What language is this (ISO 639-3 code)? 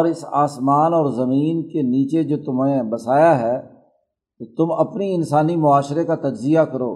urd